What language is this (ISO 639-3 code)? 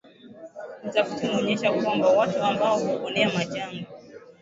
swa